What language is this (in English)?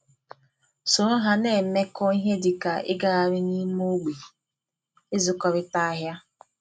Igbo